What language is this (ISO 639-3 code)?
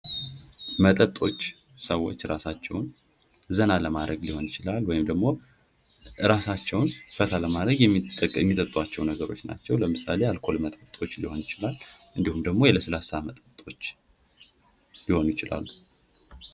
amh